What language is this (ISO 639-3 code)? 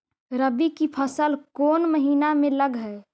mag